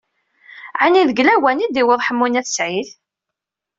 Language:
Kabyle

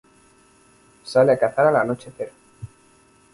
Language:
Spanish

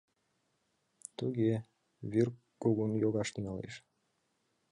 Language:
Mari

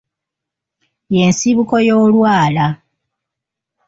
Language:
Ganda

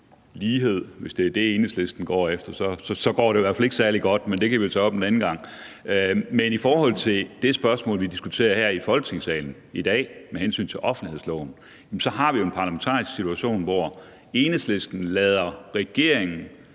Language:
Danish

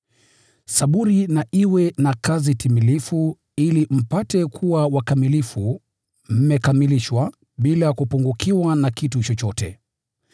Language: Swahili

